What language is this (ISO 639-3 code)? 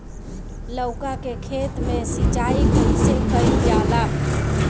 bho